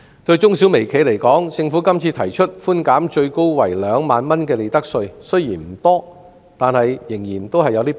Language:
Cantonese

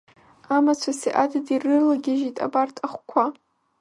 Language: Abkhazian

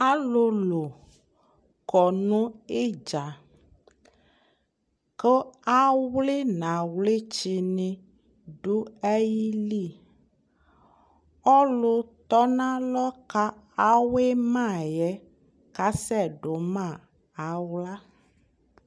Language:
Ikposo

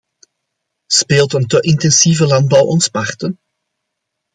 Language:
Dutch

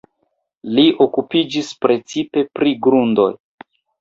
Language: Esperanto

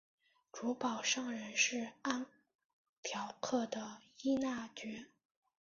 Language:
Chinese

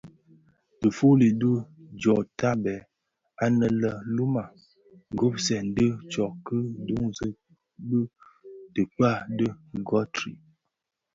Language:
Bafia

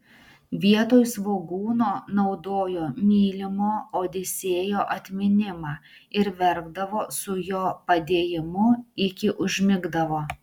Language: Lithuanian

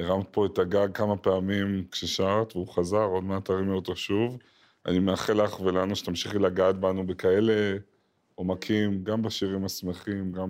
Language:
Hebrew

